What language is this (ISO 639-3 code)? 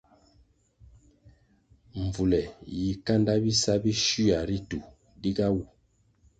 nmg